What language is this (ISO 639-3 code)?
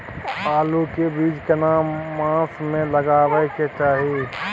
mai